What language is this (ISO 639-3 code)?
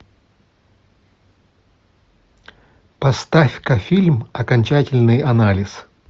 rus